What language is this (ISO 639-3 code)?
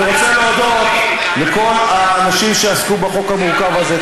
heb